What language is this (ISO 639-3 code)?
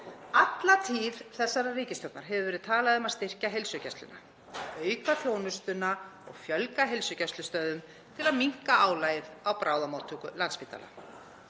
isl